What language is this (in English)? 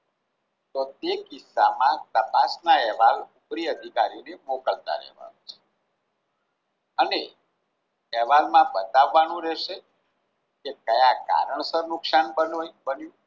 Gujarati